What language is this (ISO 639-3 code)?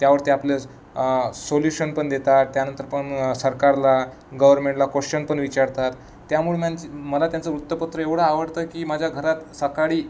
mar